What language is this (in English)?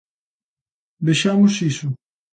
Galician